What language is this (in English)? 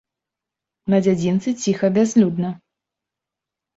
Belarusian